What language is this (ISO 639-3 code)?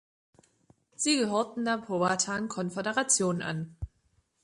deu